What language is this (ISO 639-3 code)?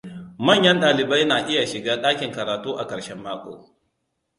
hau